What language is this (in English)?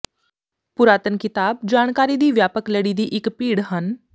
Punjabi